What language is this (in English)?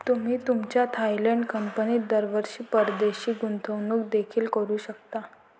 Marathi